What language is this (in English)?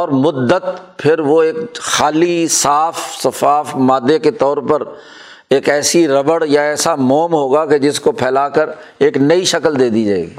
Urdu